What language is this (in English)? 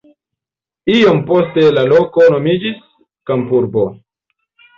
Esperanto